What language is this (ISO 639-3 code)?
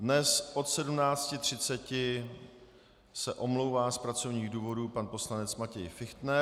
ces